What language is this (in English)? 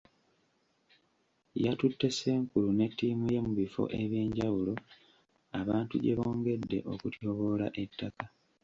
Ganda